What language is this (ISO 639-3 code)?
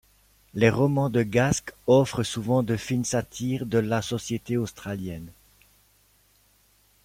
fra